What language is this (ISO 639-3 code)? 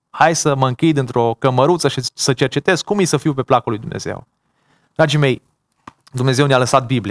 ron